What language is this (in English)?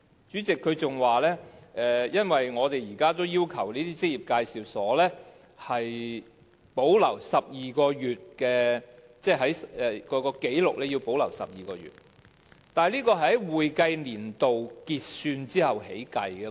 Cantonese